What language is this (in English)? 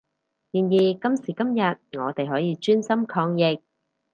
Cantonese